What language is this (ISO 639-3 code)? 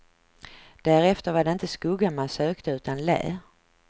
swe